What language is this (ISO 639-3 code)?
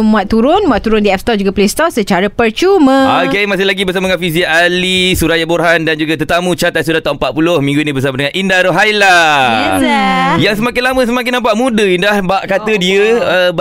msa